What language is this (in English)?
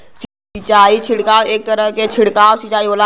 Bhojpuri